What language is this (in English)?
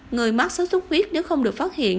Vietnamese